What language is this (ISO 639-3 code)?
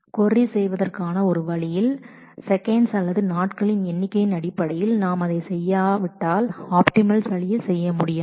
tam